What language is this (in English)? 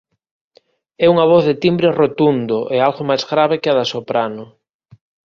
Galician